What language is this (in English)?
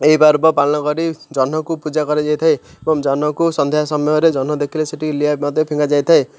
Odia